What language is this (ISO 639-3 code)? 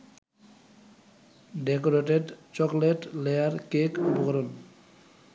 ben